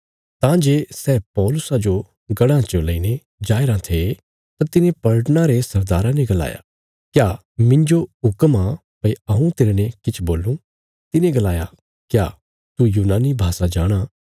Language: Bilaspuri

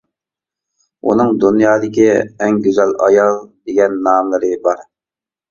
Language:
Uyghur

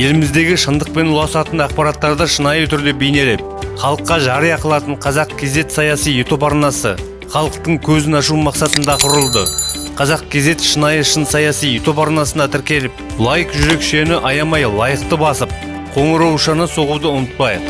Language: Turkish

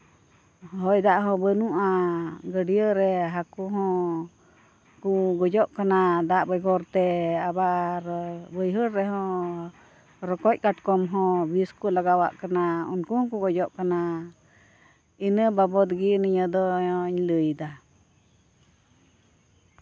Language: Santali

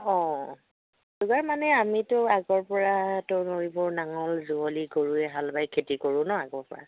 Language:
Assamese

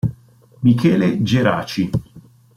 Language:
Italian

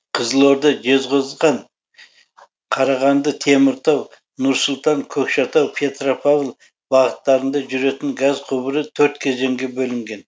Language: Kazakh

